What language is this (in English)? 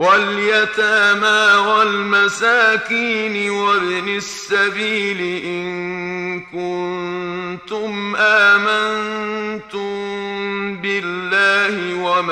Arabic